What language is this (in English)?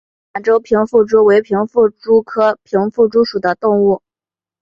Chinese